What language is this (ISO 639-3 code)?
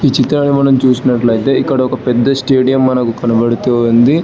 tel